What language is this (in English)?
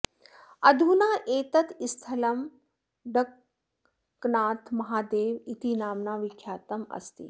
Sanskrit